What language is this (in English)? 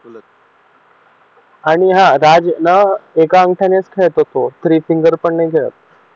Marathi